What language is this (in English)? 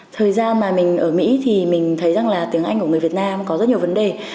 Vietnamese